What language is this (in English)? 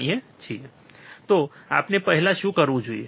Gujarati